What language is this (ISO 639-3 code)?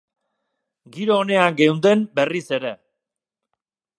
eus